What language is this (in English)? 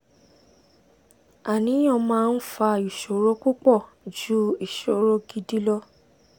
Yoruba